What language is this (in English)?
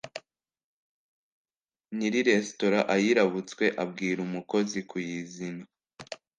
Kinyarwanda